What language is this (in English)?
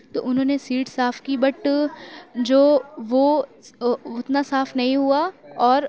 Urdu